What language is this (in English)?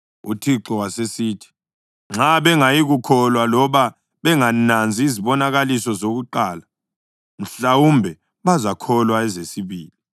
North Ndebele